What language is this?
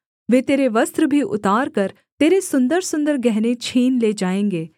Hindi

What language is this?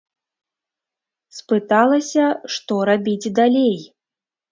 Belarusian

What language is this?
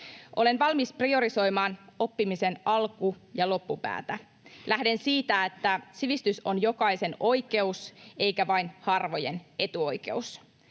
Finnish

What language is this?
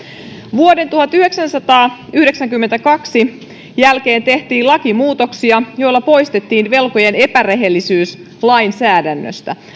Finnish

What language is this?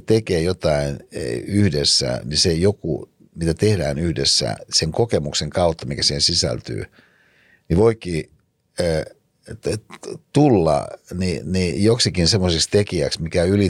Finnish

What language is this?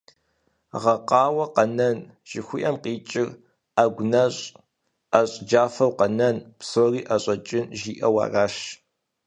Kabardian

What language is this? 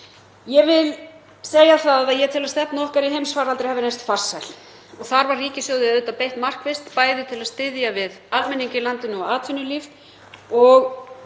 Icelandic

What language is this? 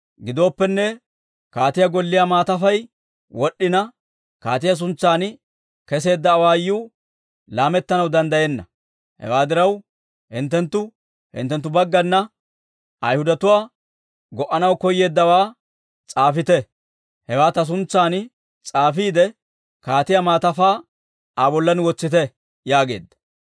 Dawro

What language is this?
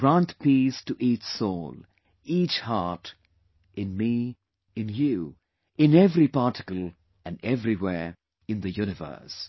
English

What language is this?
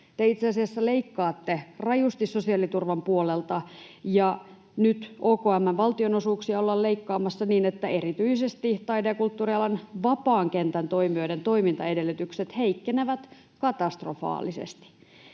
Finnish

